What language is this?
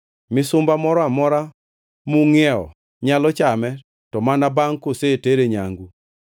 Luo (Kenya and Tanzania)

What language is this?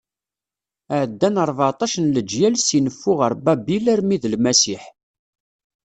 Kabyle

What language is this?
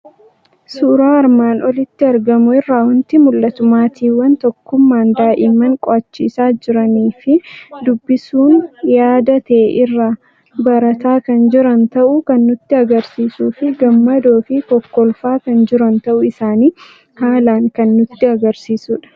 Oromo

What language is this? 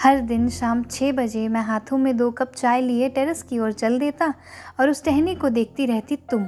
Hindi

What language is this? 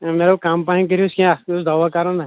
Kashmiri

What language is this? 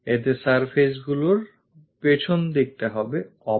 Bangla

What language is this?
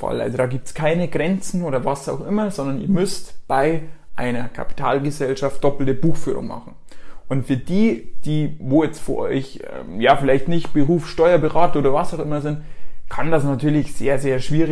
German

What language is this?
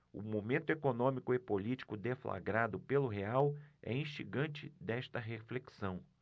Portuguese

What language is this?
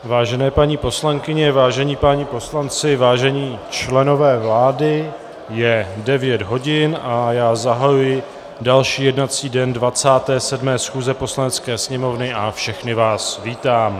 Czech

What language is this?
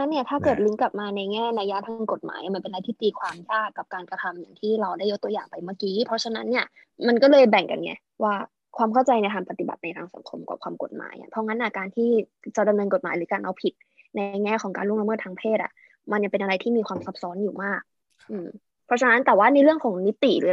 Thai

